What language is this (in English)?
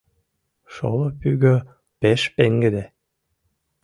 Mari